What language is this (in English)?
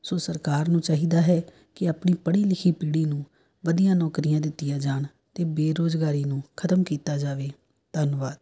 Punjabi